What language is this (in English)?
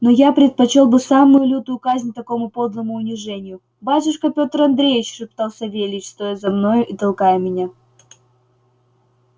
Russian